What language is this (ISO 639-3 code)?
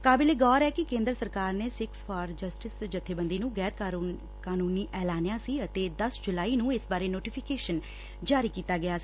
pan